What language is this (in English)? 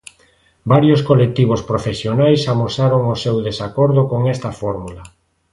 Galician